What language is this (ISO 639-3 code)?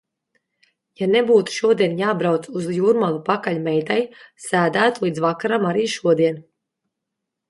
lav